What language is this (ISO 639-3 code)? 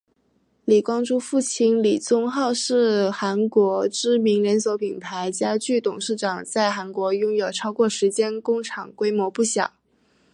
zho